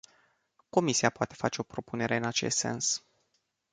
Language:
Romanian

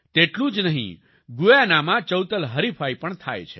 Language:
Gujarati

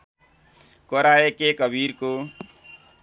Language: Nepali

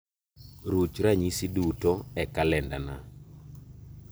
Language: Luo (Kenya and Tanzania)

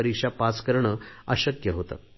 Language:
Marathi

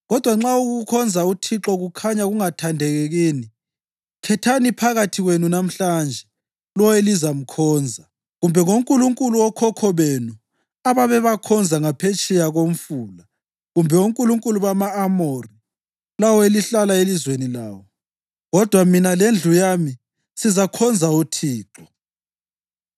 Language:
North Ndebele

